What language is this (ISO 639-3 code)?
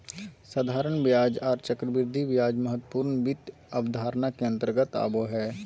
mag